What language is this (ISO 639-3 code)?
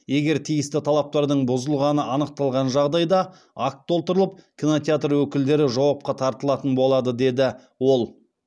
kaz